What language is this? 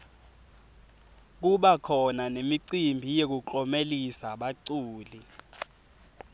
Swati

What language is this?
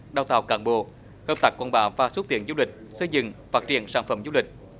Vietnamese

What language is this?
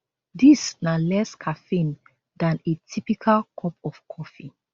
Nigerian Pidgin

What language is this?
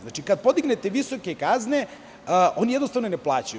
Serbian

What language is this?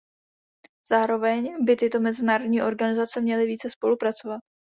Czech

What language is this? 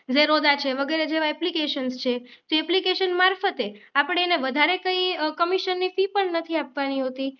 Gujarati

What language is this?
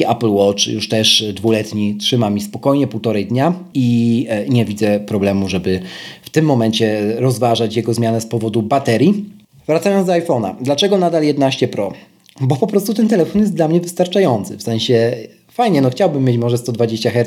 Polish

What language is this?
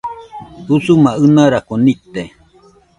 Nüpode Huitoto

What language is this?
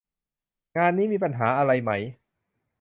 Thai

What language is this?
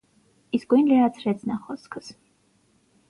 Armenian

